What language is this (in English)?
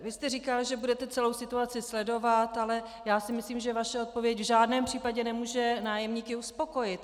Czech